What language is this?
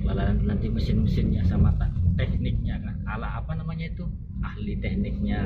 Indonesian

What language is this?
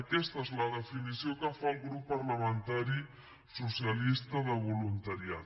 Catalan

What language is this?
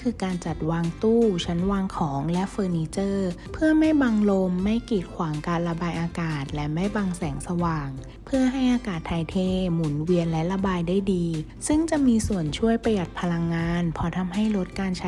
Thai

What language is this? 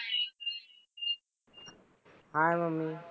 Marathi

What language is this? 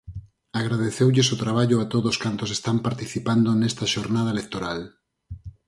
Galician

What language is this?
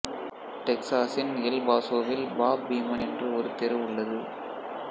Tamil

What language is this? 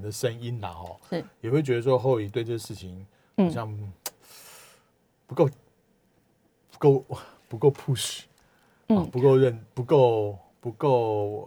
Chinese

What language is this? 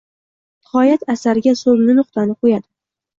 Uzbek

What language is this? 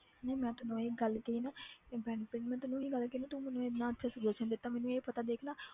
Punjabi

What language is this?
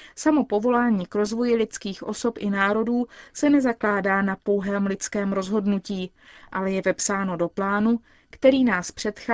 Czech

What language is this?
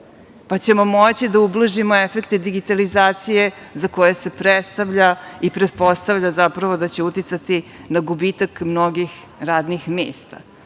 Serbian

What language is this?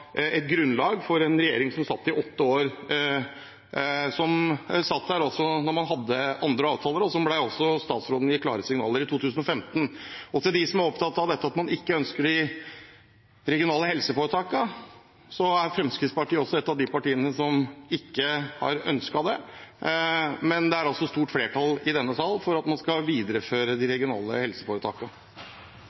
Norwegian Bokmål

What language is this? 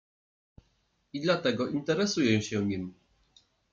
Polish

